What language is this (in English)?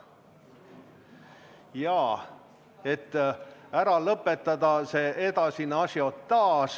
Estonian